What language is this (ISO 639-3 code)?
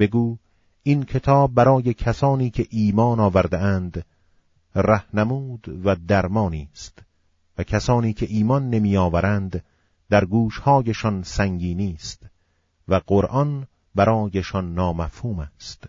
fas